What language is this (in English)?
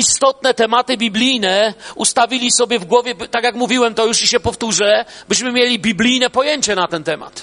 Polish